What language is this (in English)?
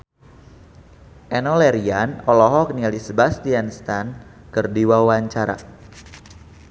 Sundanese